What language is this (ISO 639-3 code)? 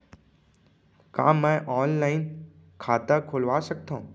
hne